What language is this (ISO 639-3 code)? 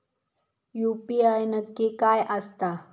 mar